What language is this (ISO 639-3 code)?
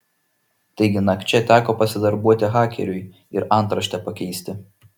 lit